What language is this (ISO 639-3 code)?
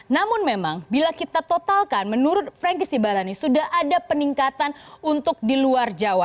ind